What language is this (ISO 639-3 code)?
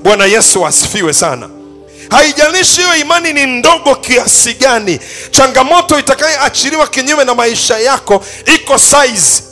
swa